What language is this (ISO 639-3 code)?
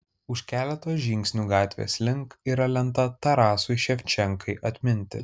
lit